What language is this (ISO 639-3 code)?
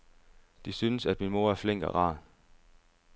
dan